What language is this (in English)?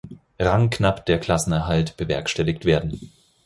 German